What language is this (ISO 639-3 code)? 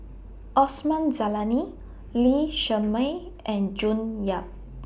eng